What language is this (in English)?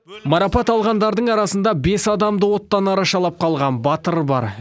Kazakh